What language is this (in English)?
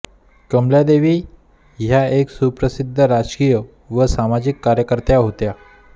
Marathi